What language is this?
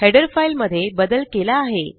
Marathi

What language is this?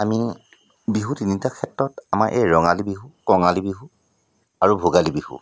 Assamese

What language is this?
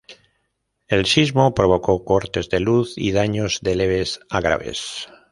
Spanish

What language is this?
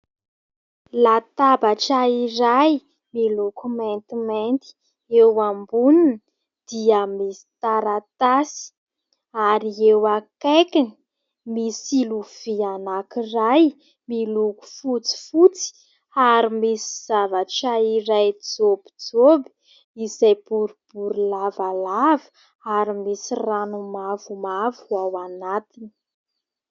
Malagasy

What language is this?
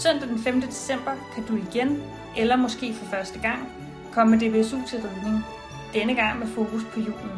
Danish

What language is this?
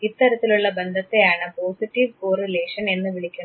Malayalam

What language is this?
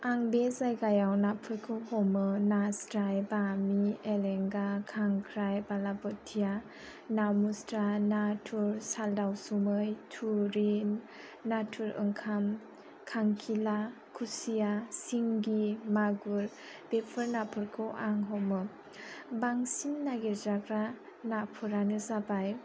Bodo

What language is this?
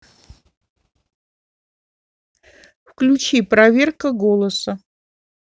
Russian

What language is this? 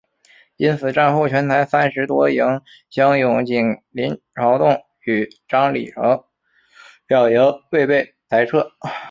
Chinese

